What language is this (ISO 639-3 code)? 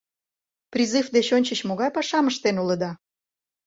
chm